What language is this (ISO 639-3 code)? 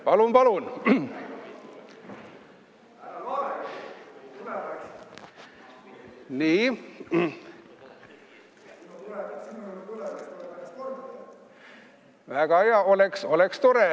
est